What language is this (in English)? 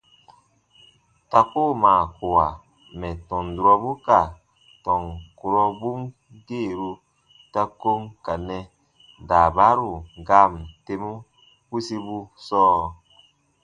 Baatonum